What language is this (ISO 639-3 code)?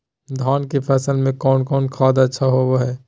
mag